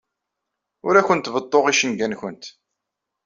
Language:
Kabyle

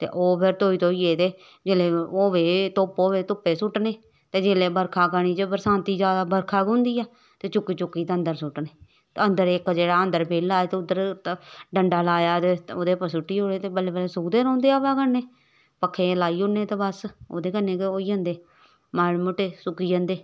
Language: Dogri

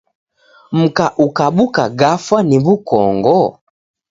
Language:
Taita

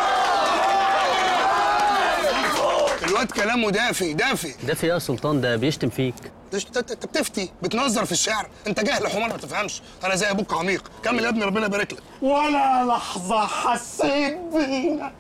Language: Arabic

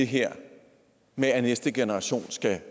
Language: Danish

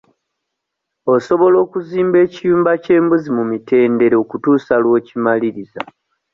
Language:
Ganda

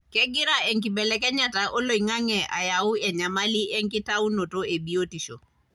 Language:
Masai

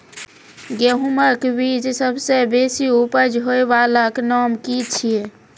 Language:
Maithili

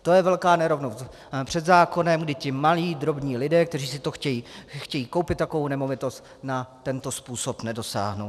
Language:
Czech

